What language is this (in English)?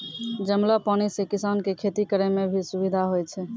Maithili